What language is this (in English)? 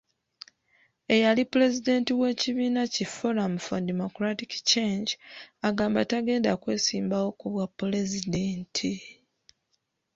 Ganda